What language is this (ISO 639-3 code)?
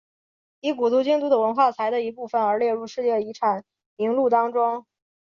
zho